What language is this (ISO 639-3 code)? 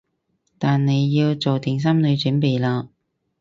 yue